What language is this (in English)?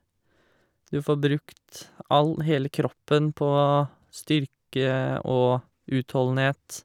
Norwegian